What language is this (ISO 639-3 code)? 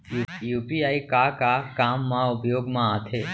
hne